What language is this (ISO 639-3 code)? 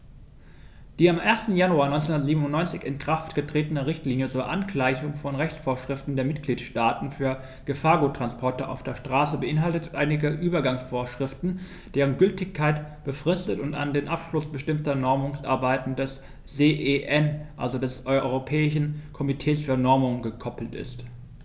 deu